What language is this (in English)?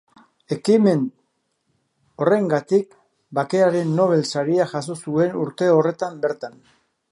Basque